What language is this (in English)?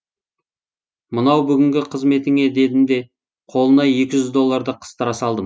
Kazakh